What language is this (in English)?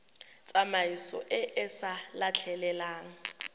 Tswana